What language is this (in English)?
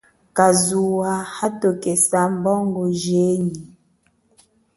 Chokwe